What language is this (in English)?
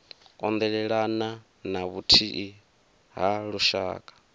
Venda